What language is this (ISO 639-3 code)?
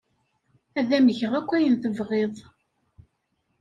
kab